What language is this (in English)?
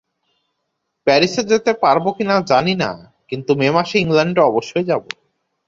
Bangla